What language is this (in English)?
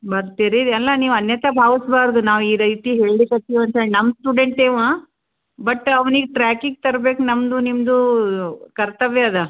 Kannada